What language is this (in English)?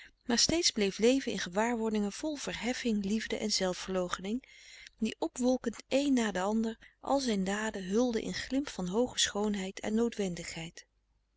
Dutch